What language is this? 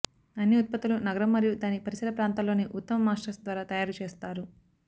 Telugu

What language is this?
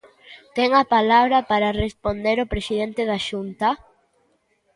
Galician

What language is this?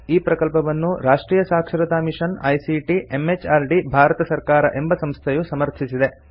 Kannada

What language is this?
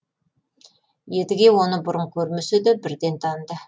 Kazakh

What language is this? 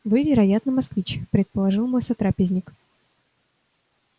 Russian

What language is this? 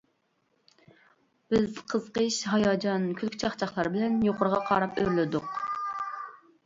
Uyghur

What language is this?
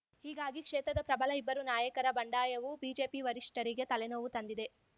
Kannada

